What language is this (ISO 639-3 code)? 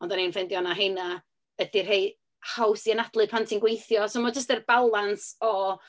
cym